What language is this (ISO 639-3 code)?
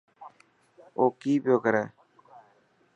mki